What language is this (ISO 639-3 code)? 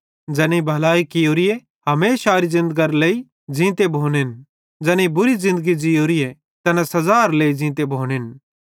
bhd